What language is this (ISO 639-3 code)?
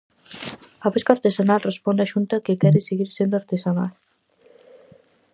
glg